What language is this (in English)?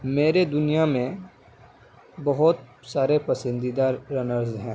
Urdu